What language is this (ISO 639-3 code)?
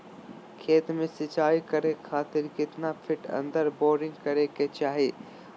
mag